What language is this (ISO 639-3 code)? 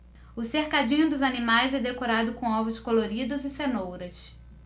por